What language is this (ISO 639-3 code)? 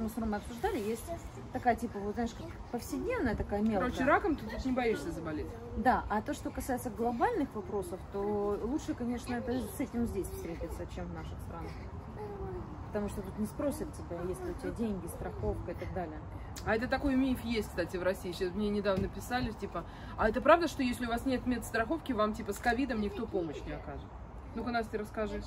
rus